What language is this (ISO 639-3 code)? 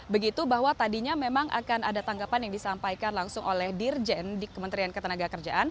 ind